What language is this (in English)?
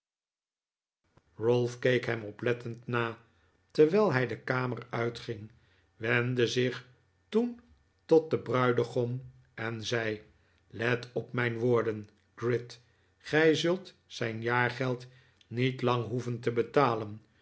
Dutch